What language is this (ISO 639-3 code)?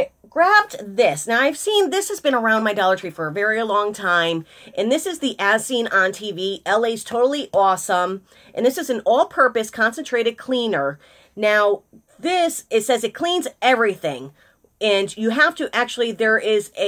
eng